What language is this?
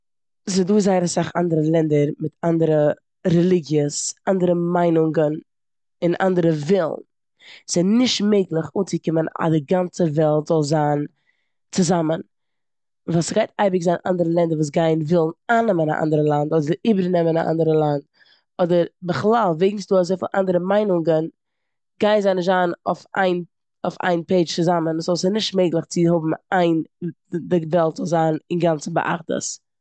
Yiddish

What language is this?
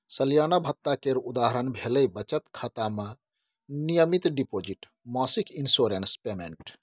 Maithili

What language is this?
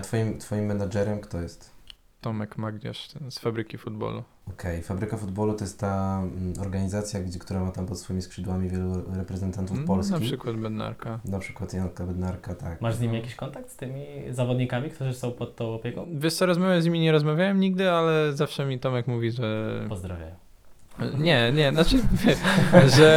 Polish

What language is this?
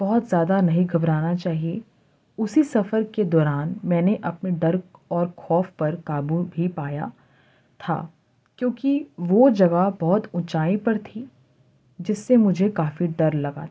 Urdu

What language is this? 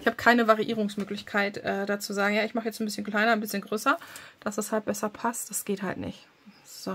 German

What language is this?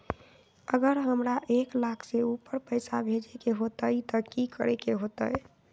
Magahi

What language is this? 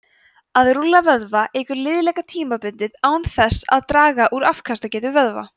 Icelandic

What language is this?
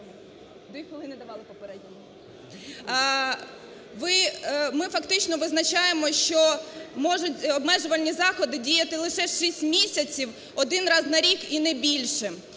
Ukrainian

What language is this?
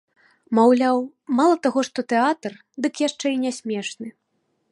Belarusian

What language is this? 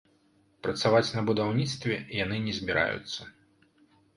Belarusian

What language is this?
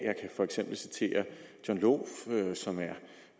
Danish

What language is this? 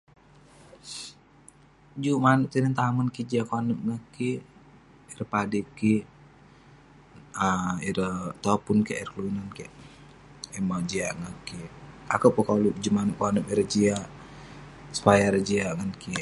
Western Penan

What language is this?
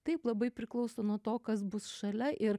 Lithuanian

